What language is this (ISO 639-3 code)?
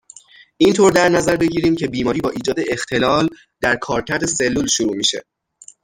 fas